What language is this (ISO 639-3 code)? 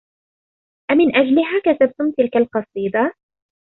ara